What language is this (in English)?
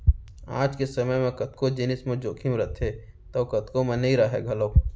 Chhattisgarhi